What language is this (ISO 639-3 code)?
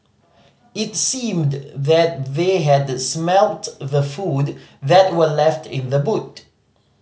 eng